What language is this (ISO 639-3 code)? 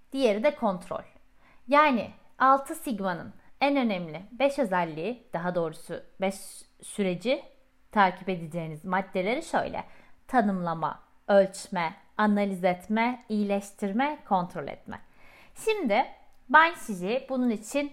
tur